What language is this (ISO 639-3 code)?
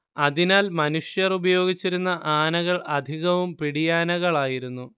mal